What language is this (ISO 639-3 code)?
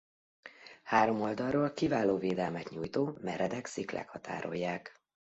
hun